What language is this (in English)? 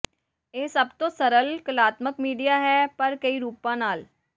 Punjabi